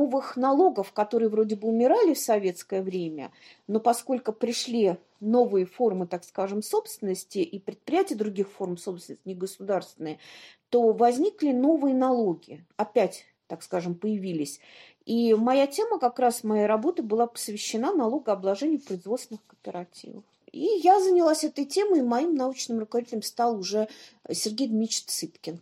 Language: Russian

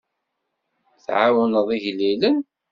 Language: Kabyle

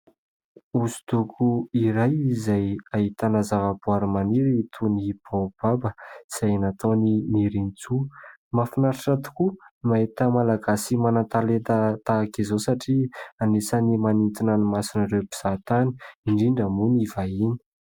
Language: Malagasy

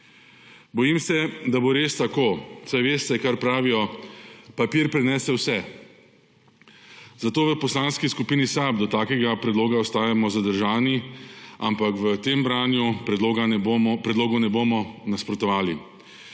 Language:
Slovenian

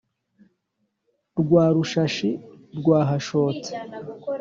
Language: Kinyarwanda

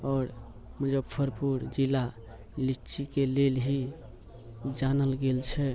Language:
Maithili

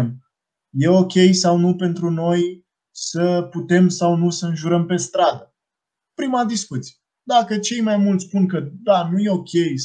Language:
Romanian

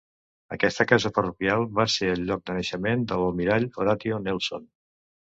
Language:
Catalan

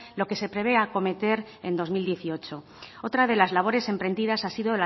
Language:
Spanish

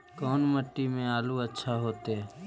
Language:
Magahi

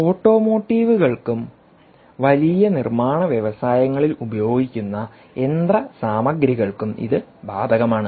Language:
Malayalam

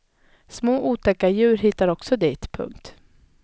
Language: Swedish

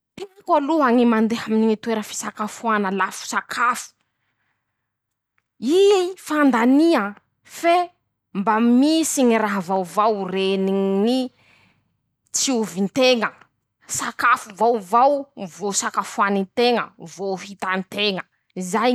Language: Masikoro Malagasy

